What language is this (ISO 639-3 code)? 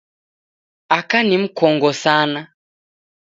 dav